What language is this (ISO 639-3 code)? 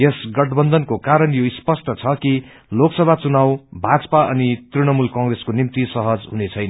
nep